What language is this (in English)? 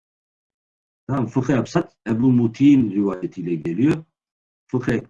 Turkish